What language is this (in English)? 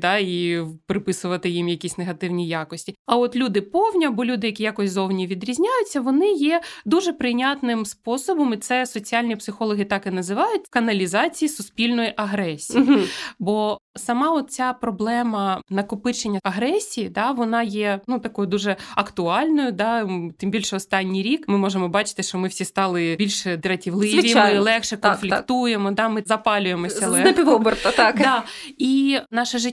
Ukrainian